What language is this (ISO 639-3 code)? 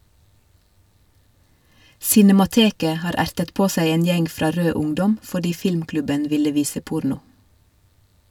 nor